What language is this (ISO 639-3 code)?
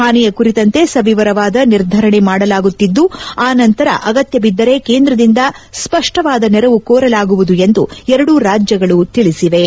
kan